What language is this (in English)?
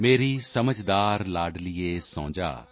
Punjabi